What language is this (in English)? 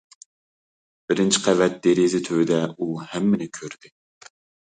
Uyghur